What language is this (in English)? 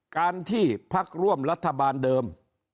Thai